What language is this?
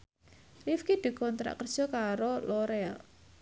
Javanese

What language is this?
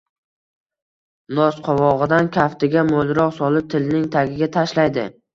Uzbek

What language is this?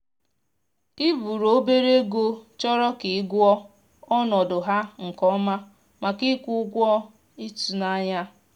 Igbo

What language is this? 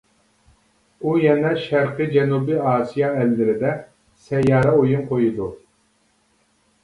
Uyghur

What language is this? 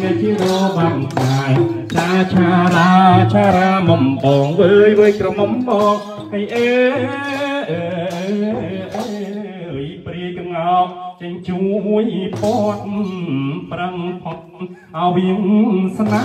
Thai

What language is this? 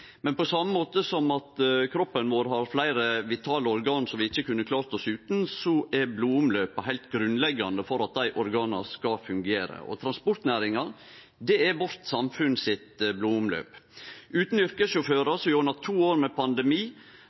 Norwegian Nynorsk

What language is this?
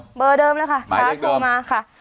Thai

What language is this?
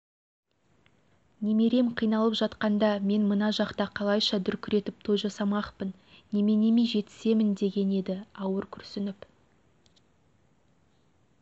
Kazakh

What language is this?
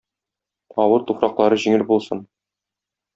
Tatar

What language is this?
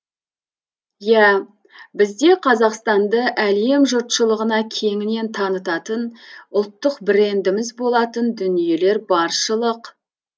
Kazakh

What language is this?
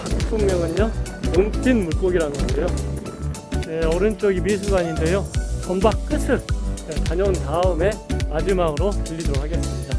Korean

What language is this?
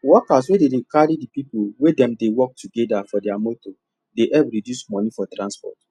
Nigerian Pidgin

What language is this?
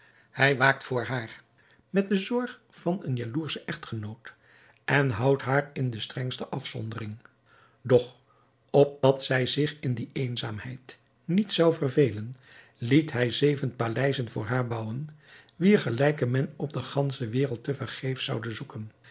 Dutch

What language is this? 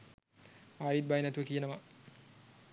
Sinhala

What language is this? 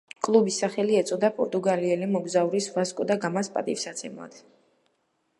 Georgian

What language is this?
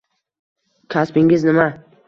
Uzbek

